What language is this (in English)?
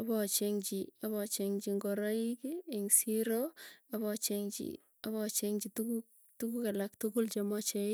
Tugen